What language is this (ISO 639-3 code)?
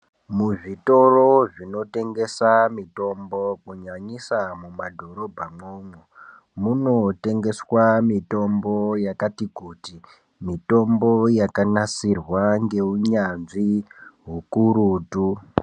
ndc